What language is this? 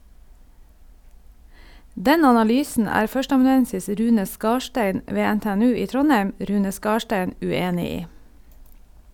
Norwegian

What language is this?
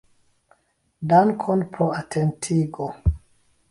Esperanto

